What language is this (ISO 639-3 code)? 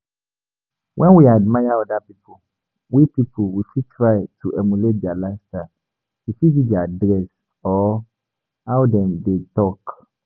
pcm